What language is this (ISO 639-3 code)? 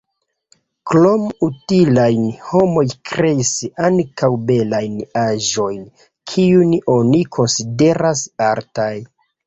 epo